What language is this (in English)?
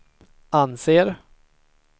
Swedish